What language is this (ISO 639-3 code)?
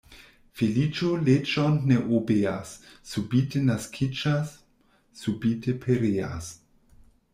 epo